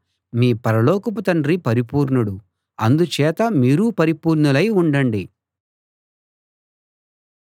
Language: Telugu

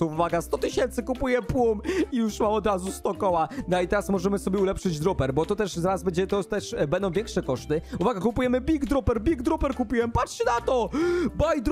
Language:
Polish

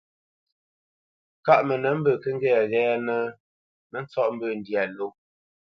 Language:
Bamenyam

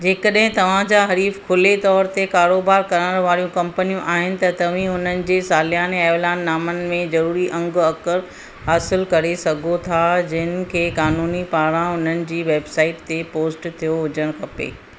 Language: Sindhi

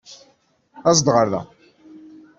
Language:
Kabyle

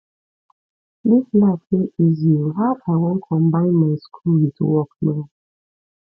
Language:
Nigerian Pidgin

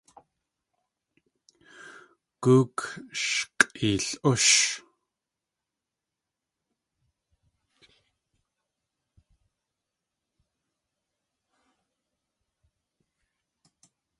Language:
Tlingit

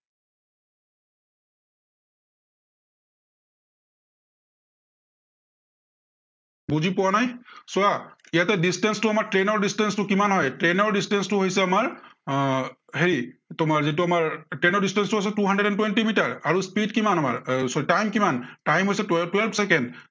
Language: Assamese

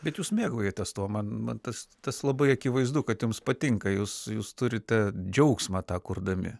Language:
Lithuanian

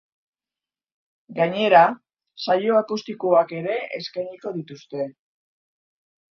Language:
Basque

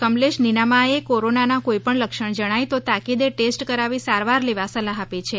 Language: Gujarati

